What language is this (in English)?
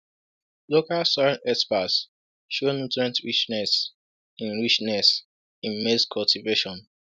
Igbo